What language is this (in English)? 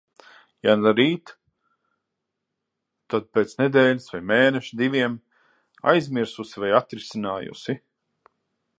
Latvian